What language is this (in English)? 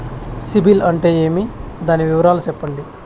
Telugu